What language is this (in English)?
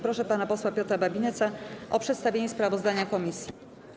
Polish